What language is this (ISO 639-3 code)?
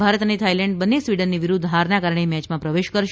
guj